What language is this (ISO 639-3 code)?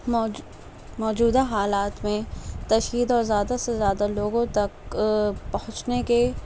urd